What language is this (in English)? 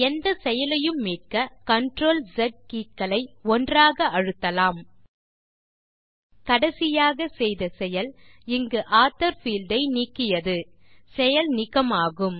Tamil